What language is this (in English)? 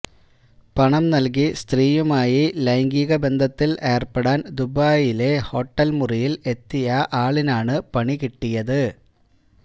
Malayalam